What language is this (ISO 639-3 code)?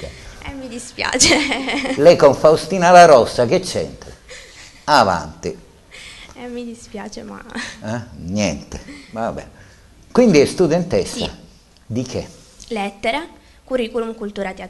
ita